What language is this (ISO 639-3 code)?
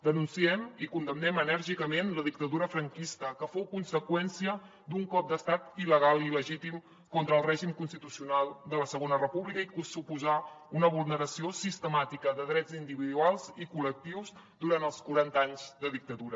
cat